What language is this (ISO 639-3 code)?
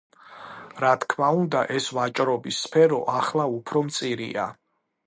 kat